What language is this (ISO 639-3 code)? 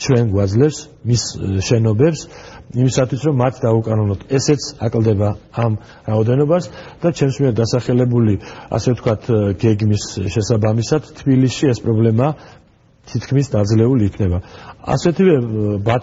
ron